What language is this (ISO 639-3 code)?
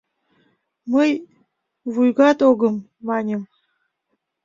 chm